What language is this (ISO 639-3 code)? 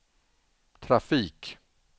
swe